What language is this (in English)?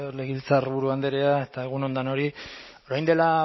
Basque